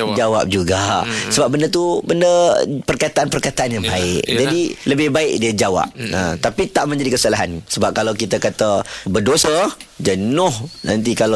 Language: Malay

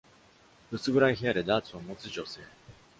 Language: Japanese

